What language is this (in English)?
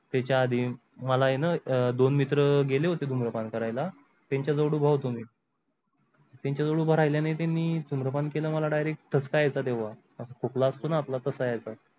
Marathi